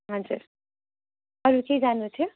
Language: Nepali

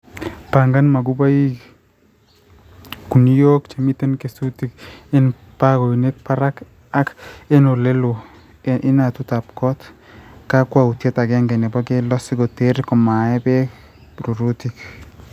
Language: Kalenjin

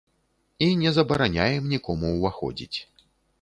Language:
Belarusian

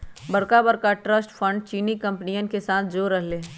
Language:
Magahi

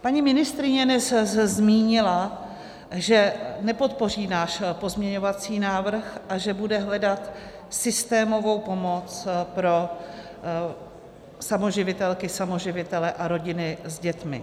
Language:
Czech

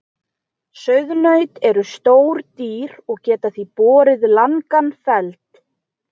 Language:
Icelandic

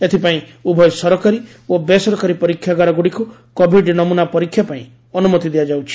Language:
Odia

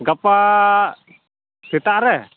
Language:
Santali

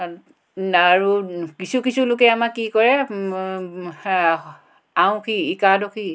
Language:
Assamese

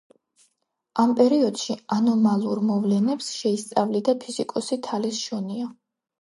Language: Georgian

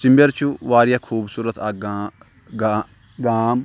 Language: Kashmiri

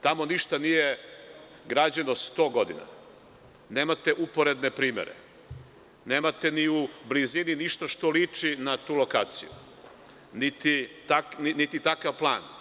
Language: Serbian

